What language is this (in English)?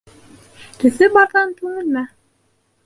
Bashkir